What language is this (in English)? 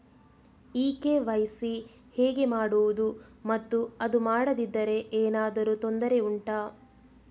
Kannada